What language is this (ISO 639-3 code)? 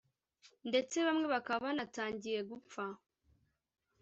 kin